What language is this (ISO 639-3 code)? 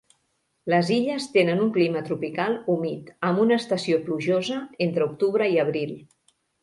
cat